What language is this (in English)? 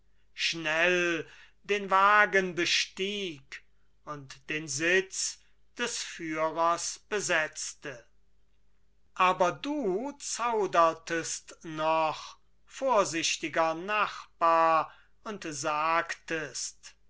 German